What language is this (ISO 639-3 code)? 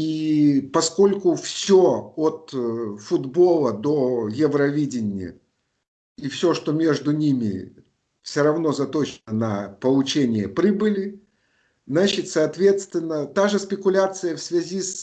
rus